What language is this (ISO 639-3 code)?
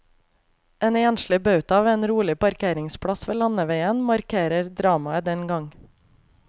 nor